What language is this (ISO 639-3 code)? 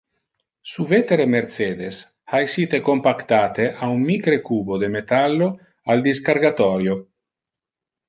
ina